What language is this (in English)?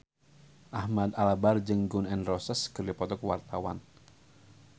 Sundanese